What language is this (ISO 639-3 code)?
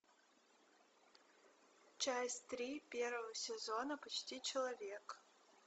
rus